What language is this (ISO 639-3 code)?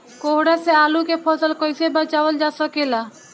bho